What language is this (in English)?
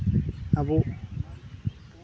Santali